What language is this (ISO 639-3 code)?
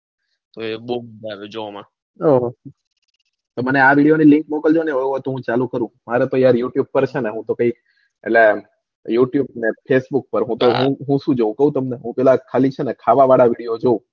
guj